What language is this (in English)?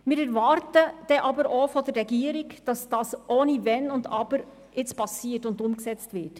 Swiss German